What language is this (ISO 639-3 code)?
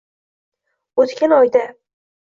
uzb